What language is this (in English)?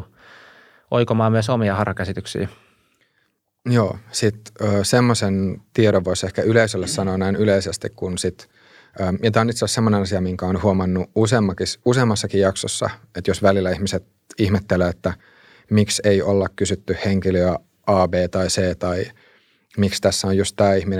Finnish